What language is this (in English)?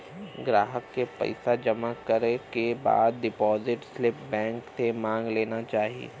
Bhojpuri